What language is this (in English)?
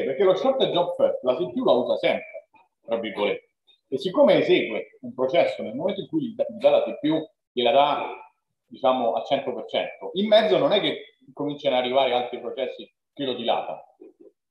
Italian